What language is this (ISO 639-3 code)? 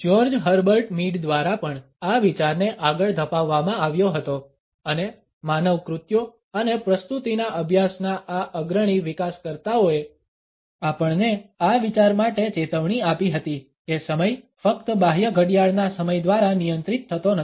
guj